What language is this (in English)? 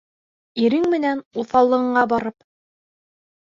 Bashkir